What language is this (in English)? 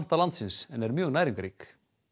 Icelandic